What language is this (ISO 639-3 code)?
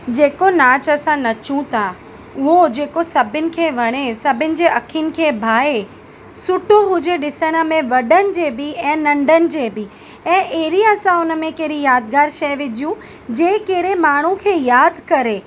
snd